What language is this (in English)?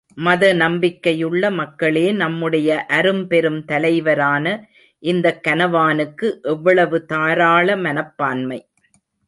Tamil